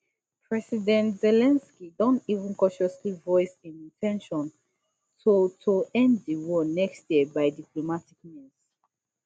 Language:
Nigerian Pidgin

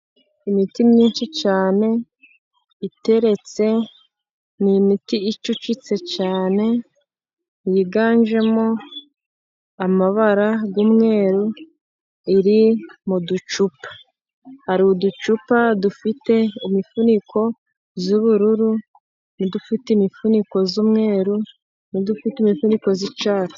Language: Kinyarwanda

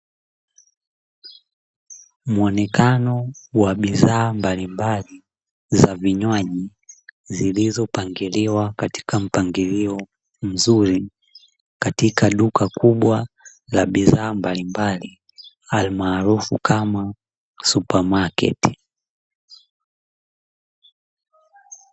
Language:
Swahili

